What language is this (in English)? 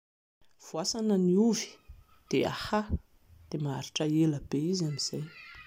Malagasy